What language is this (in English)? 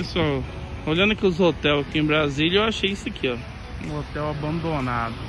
Portuguese